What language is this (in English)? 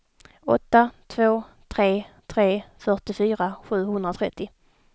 Swedish